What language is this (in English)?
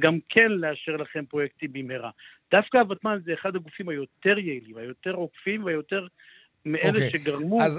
Hebrew